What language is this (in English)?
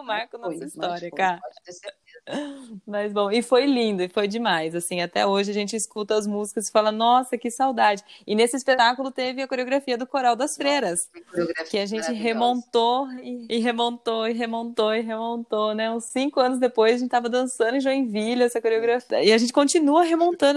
Portuguese